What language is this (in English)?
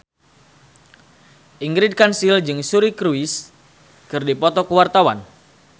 Sundanese